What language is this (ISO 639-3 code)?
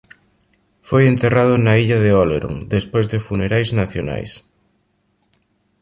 glg